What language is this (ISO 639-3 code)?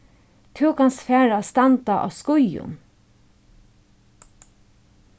fao